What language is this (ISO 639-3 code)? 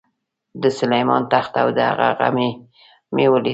pus